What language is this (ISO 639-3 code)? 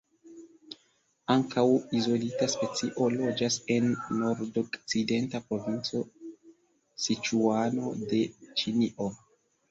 epo